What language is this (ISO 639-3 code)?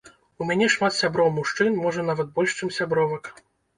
bel